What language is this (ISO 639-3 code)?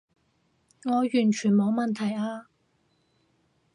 yue